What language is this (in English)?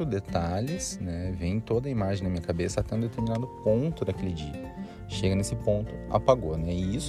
Portuguese